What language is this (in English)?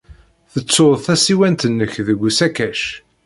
Kabyle